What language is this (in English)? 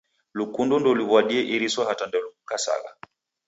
Taita